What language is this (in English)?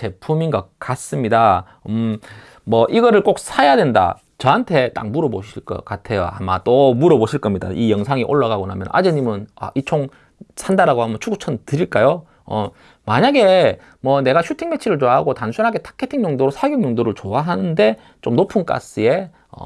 Korean